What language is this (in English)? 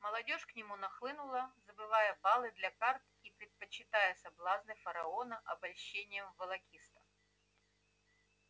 Russian